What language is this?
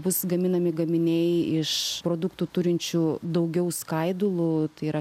Lithuanian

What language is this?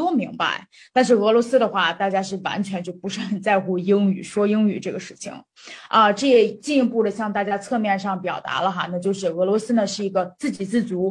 Chinese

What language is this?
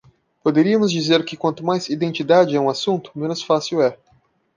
Portuguese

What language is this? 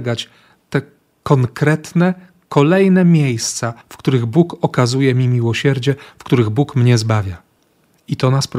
Polish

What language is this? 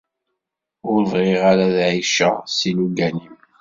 Kabyle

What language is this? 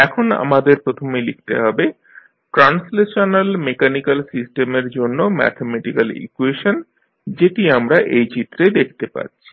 Bangla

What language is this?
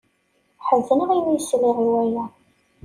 Kabyle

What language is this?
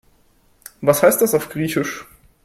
German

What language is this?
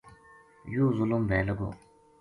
Gujari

